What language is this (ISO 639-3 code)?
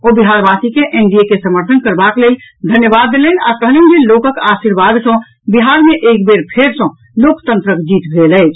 mai